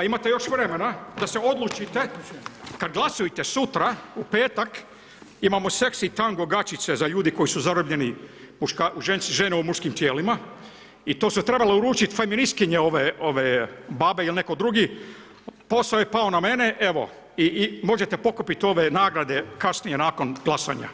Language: Croatian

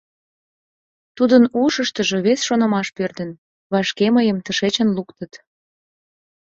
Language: Mari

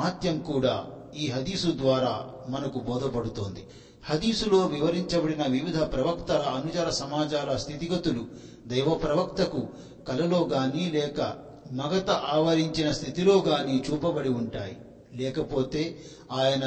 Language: Telugu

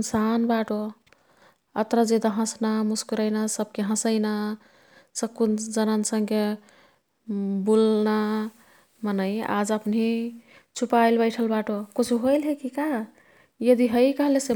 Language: Kathoriya Tharu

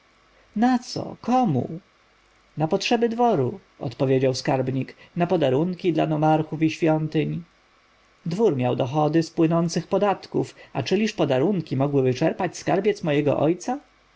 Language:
Polish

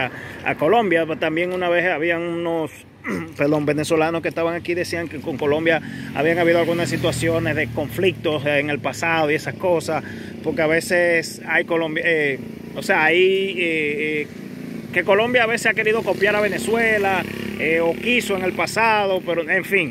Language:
Spanish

